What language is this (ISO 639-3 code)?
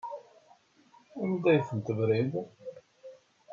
kab